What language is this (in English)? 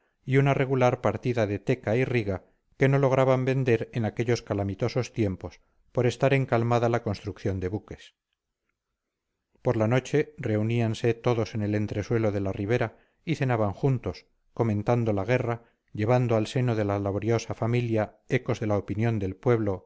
Spanish